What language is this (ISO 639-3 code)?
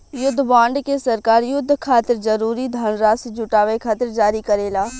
bho